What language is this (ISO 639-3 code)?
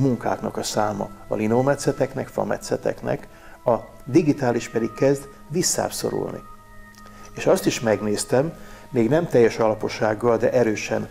hun